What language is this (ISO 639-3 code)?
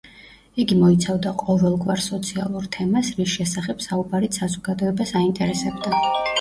kat